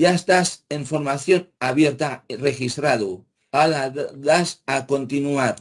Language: Spanish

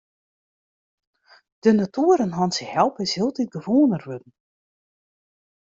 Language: Western Frisian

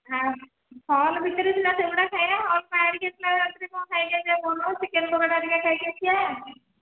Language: Odia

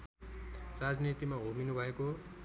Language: Nepali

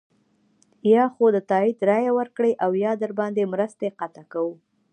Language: Pashto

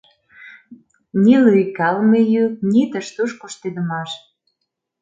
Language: Mari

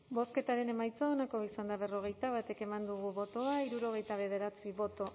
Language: Basque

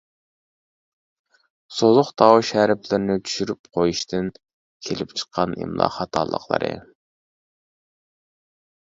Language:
Uyghur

